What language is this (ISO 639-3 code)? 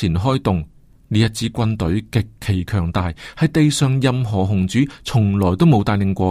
zho